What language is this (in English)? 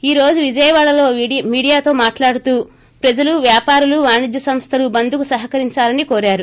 Telugu